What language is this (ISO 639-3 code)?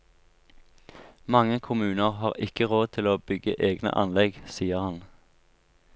nor